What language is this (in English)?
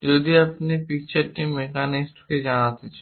Bangla